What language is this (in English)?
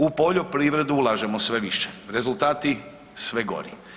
Croatian